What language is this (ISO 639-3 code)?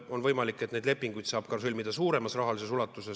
est